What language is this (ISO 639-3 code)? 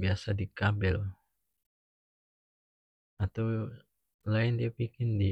max